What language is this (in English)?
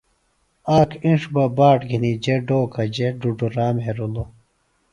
Phalura